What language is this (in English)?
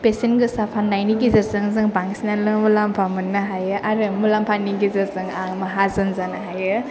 Bodo